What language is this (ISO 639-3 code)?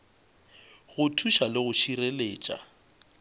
nso